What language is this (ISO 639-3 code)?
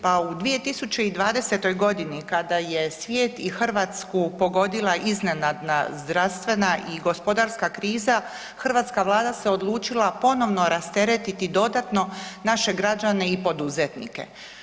hrv